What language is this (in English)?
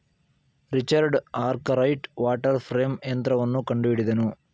Kannada